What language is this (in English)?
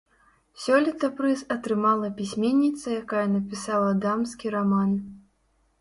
Belarusian